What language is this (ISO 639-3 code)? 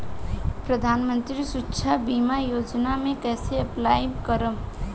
bho